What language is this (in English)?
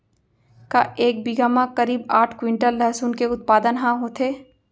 Chhattisgarhi